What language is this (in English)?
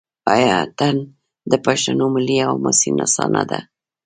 Pashto